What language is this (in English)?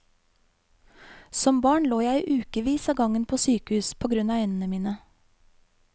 Norwegian